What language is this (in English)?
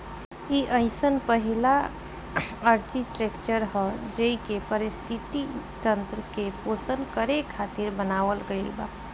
Bhojpuri